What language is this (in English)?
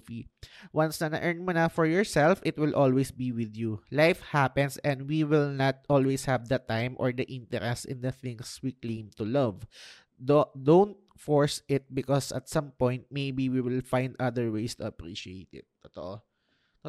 Filipino